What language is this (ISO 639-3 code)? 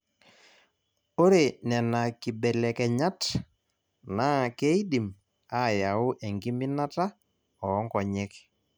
mas